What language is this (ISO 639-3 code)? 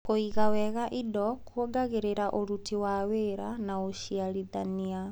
kik